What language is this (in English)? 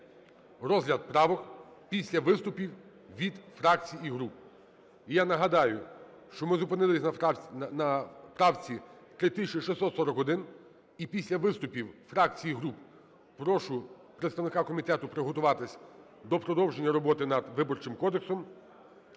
Ukrainian